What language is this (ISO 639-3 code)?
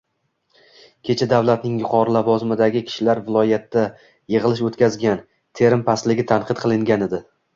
uzb